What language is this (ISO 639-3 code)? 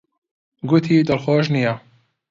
ckb